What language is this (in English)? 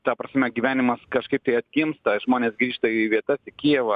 Lithuanian